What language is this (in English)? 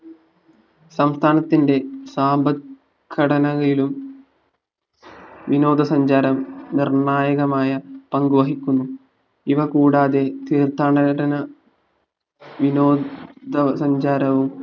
Malayalam